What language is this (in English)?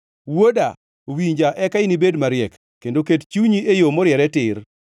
Luo (Kenya and Tanzania)